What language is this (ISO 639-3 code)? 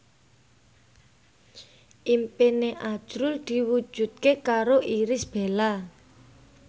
jav